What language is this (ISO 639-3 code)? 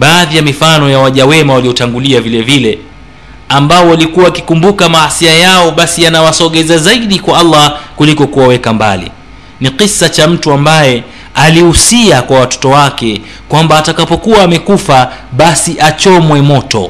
swa